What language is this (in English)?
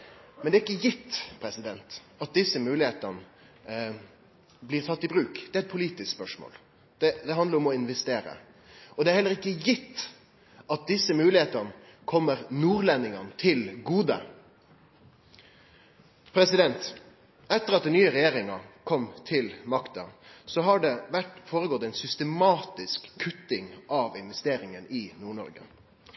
Norwegian Nynorsk